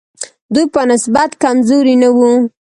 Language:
Pashto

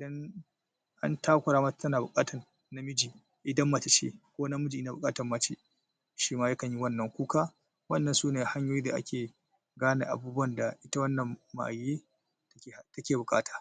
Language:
Hausa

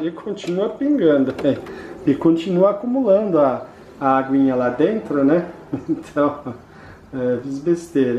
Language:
Portuguese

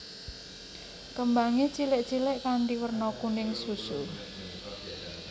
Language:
Javanese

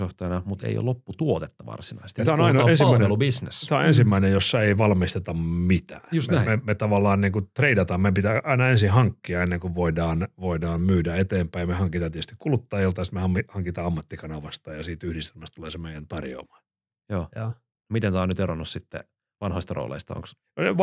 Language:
Finnish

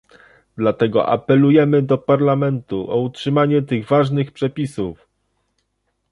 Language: Polish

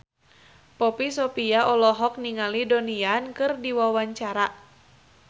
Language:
Sundanese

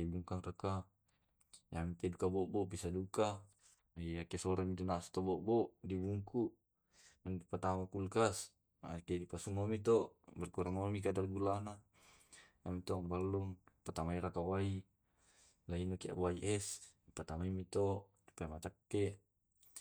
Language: Tae'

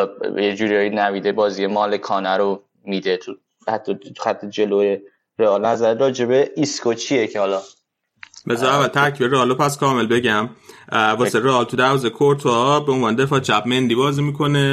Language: Persian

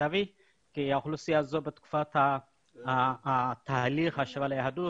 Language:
Hebrew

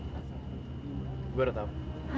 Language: Indonesian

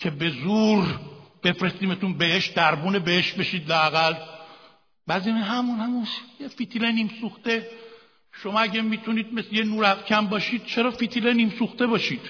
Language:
Persian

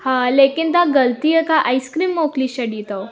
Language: Sindhi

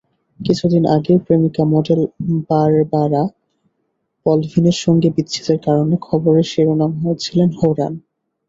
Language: Bangla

